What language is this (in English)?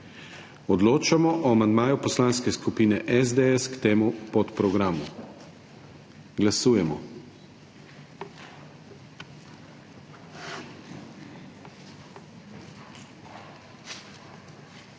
Slovenian